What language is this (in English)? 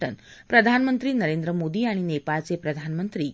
Marathi